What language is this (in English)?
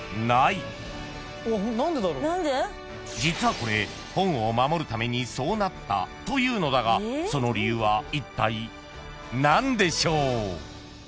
Japanese